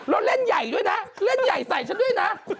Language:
Thai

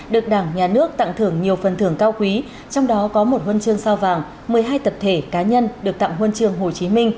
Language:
Vietnamese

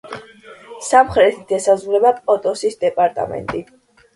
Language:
Georgian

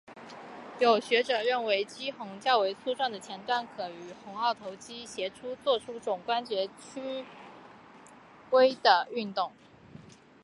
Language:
Chinese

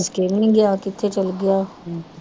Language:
Punjabi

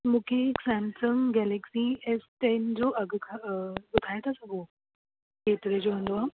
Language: Sindhi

